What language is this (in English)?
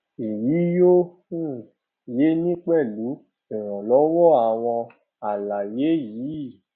Yoruba